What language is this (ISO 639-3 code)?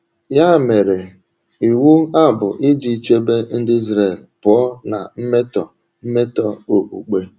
ibo